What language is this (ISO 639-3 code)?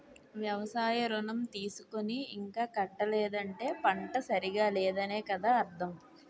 tel